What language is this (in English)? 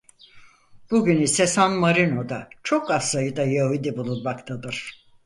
Turkish